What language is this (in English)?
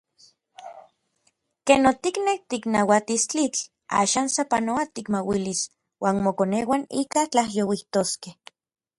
Orizaba Nahuatl